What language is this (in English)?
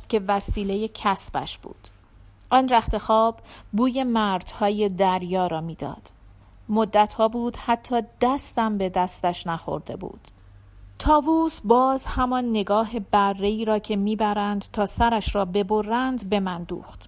Persian